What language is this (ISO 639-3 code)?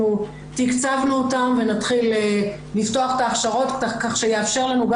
heb